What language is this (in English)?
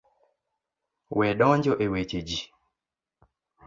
Luo (Kenya and Tanzania)